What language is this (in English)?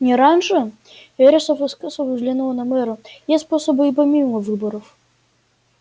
Russian